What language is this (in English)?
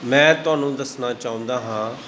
Punjabi